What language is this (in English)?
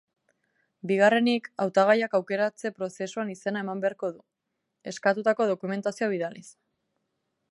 Basque